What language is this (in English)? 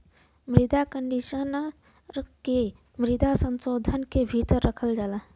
Bhojpuri